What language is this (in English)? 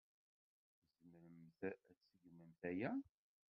Kabyle